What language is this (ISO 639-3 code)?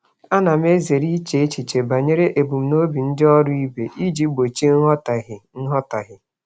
ibo